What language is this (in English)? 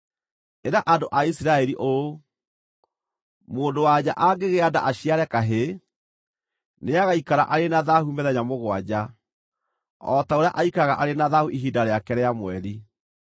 Kikuyu